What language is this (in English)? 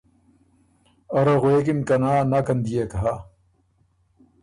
Ormuri